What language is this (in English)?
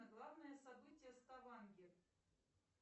Russian